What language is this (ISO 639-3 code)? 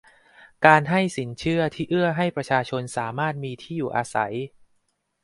tha